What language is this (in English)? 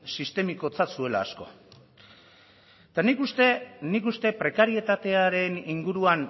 Basque